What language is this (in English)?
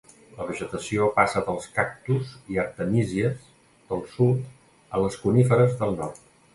Catalan